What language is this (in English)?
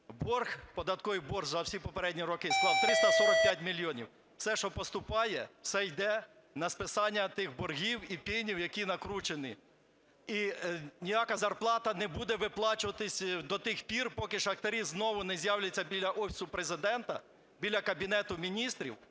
Ukrainian